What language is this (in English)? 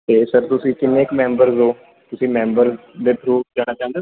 Punjabi